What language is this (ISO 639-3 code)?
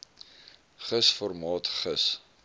afr